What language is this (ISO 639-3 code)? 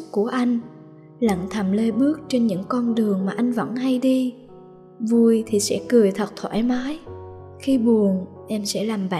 vie